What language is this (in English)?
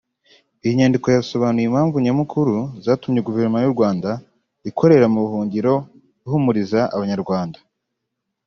Kinyarwanda